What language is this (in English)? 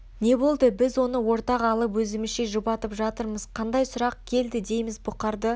Kazakh